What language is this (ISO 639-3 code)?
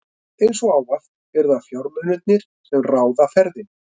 isl